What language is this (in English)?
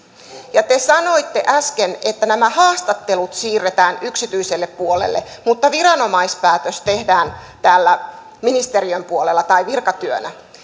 Finnish